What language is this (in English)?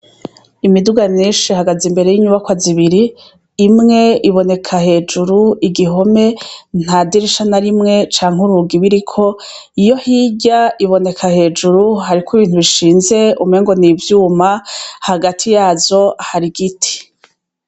Rundi